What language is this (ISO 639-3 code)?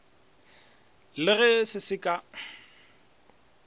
nso